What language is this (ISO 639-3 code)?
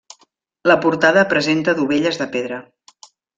cat